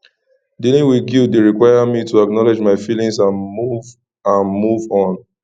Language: Nigerian Pidgin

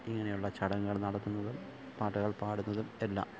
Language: Malayalam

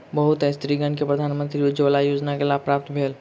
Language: Maithili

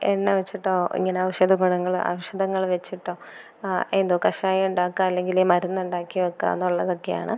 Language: Malayalam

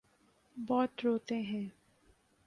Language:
Urdu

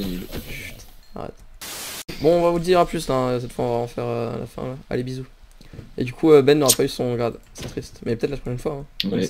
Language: French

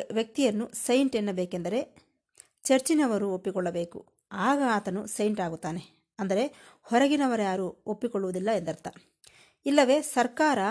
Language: Kannada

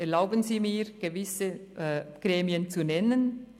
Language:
Swiss German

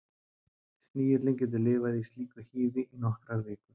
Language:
Icelandic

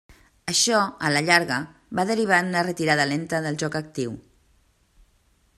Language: Catalan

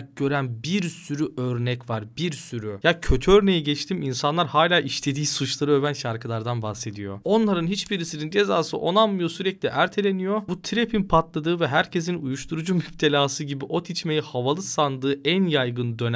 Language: Turkish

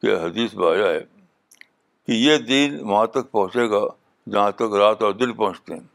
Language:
Urdu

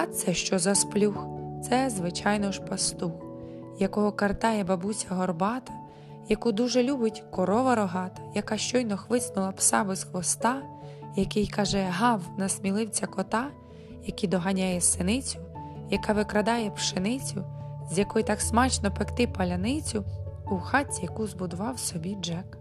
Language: Ukrainian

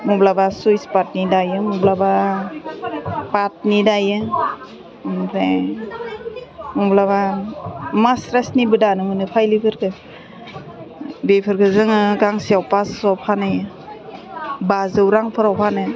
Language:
Bodo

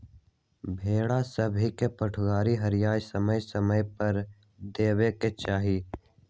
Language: Magahi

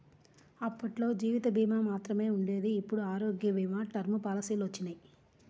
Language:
Telugu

